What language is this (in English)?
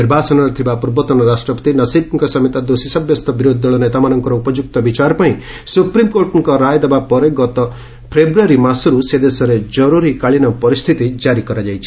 Odia